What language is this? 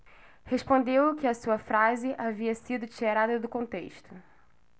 Portuguese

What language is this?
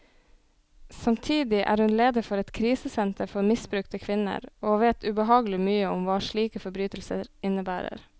Norwegian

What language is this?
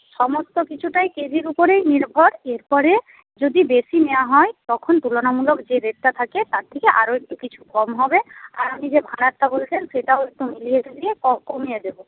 Bangla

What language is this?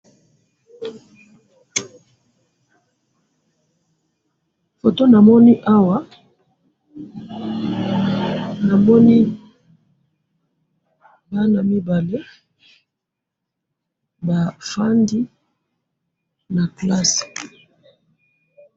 Lingala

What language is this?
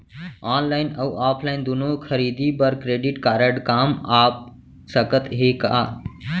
Chhattisgarhi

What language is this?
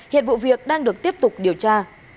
Vietnamese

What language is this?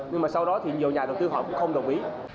Vietnamese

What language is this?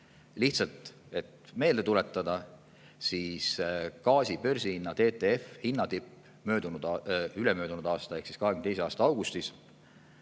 Estonian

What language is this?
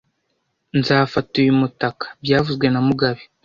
Kinyarwanda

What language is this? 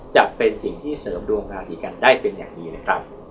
Thai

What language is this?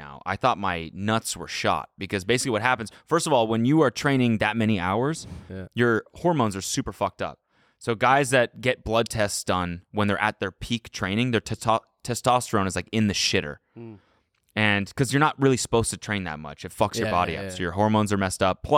English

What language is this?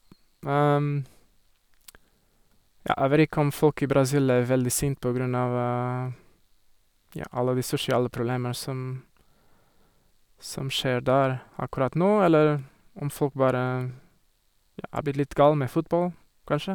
Norwegian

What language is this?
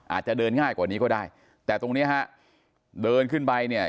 Thai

